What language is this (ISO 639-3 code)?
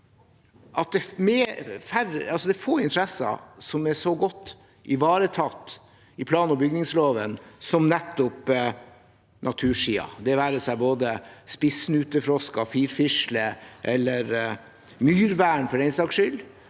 nor